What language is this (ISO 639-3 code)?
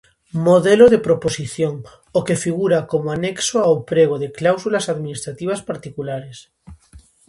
glg